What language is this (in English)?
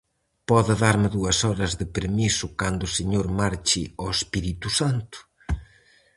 Galician